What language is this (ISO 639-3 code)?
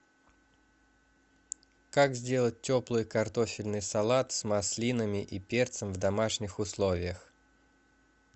rus